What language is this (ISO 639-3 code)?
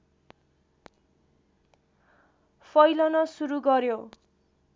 nep